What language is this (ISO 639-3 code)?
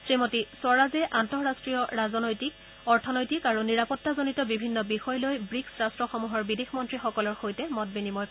asm